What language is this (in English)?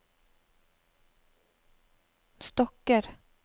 Norwegian